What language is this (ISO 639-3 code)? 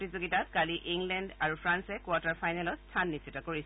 asm